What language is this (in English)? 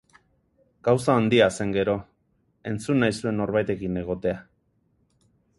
Basque